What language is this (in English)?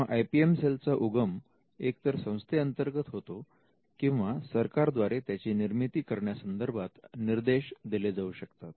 Marathi